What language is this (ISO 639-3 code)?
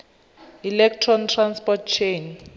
tsn